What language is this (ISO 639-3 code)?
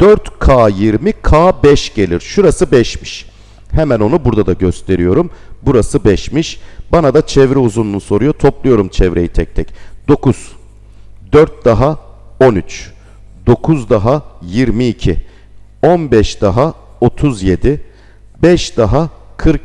tur